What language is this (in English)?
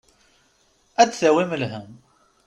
Kabyle